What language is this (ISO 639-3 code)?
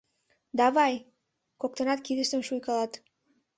chm